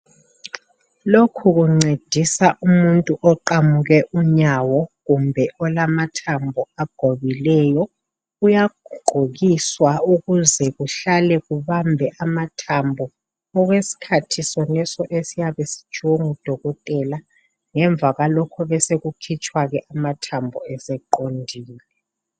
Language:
North Ndebele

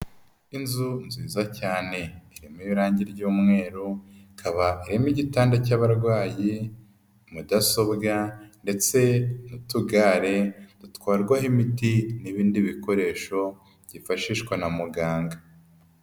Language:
Kinyarwanda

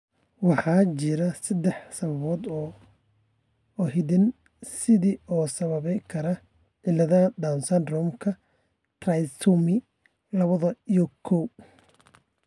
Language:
Somali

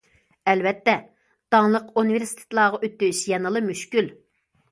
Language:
Uyghur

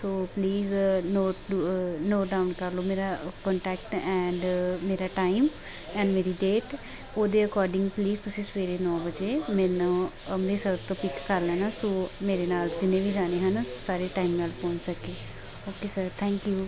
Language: Punjabi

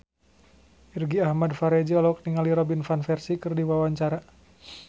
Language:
Sundanese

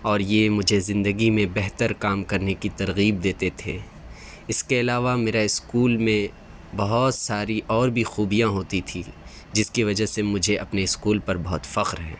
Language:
Urdu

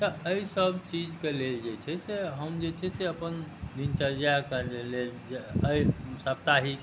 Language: Maithili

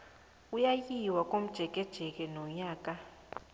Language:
South Ndebele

